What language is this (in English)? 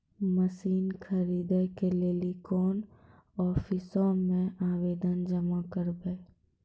Maithili